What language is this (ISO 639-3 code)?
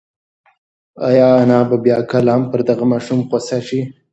pus